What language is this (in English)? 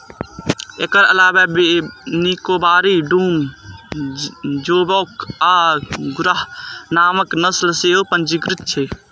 Maithili